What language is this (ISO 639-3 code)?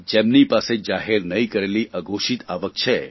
guj